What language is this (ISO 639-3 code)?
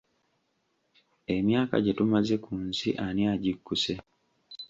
lug